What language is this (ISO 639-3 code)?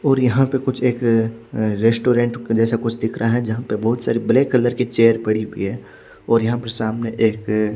hin